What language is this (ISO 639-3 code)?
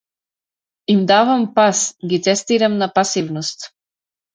mkd